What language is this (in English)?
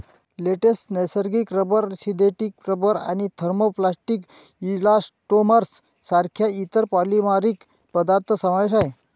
Marathi